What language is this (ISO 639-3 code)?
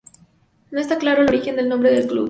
spa